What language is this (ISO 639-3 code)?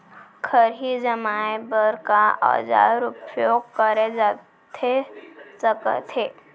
hne